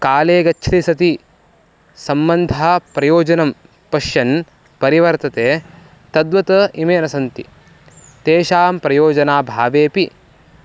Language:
Sanskrit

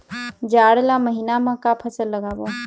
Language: Chhattisgarhi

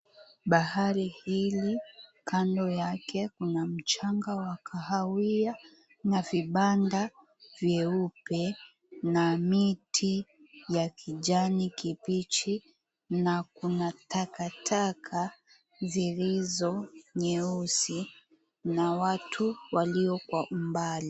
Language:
Swahili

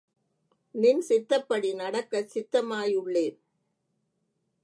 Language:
Tamil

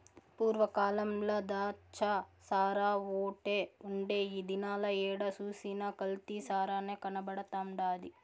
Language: Telugu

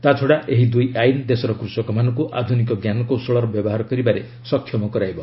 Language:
Odia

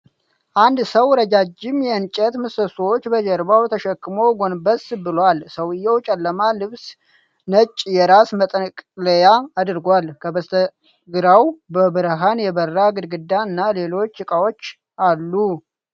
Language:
Amharic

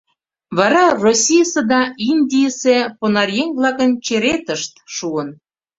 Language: Mari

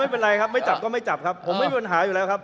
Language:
Thai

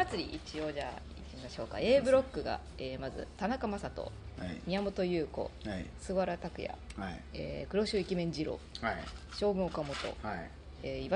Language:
Japanese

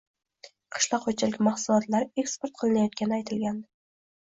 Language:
Uzbek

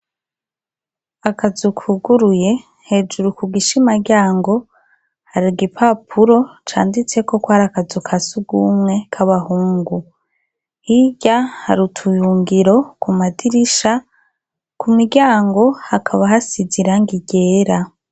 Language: Rundi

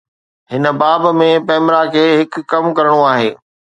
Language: Sindhi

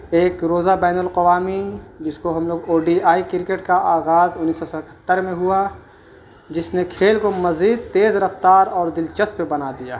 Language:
Urdu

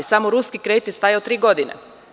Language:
Serbian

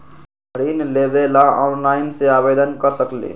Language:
Magahi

